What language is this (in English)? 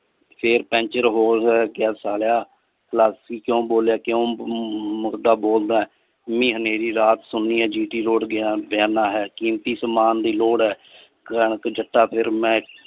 Punjabi